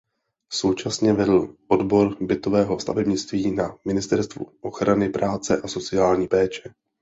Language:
Czech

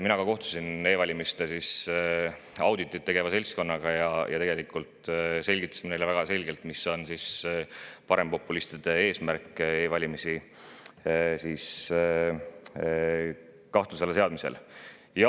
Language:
Estonian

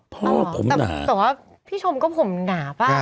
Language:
Thai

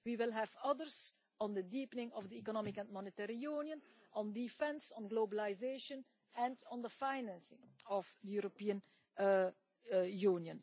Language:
English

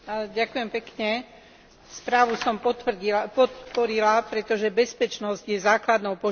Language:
Slovak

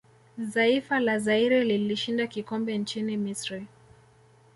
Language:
Swahili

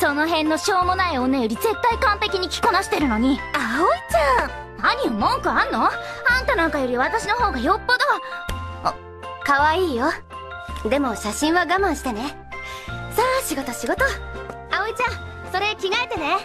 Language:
Japanese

